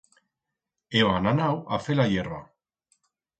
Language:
Aragonese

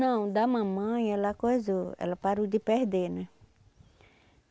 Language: Portuguese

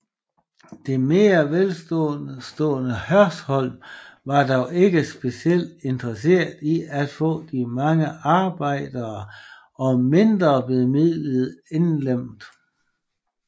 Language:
Danish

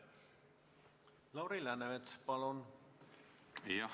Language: Estonian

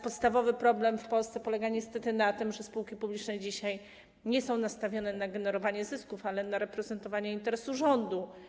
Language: Polish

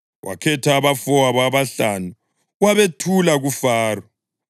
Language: North Ndebele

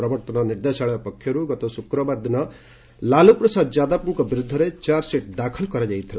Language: Odia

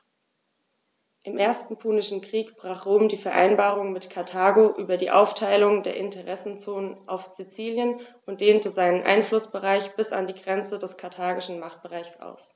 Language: German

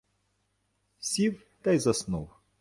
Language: Ukrainian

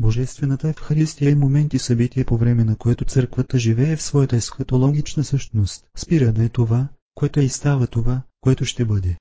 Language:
Bulgarian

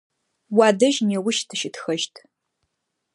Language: Adyghe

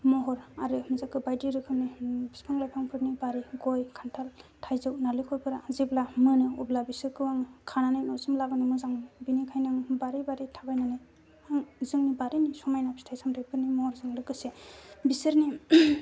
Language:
Bodo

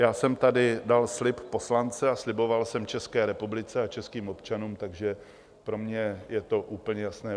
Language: Czech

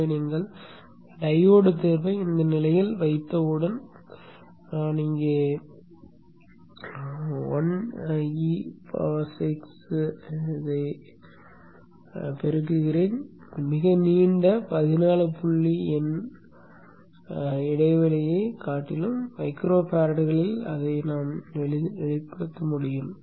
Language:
Tamil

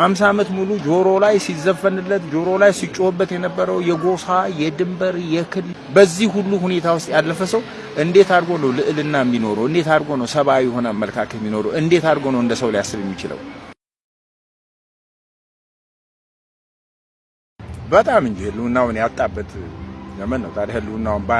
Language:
French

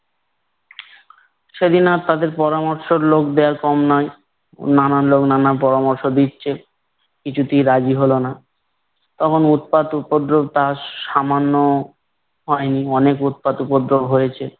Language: Bangla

